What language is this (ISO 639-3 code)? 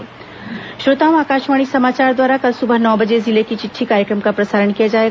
hin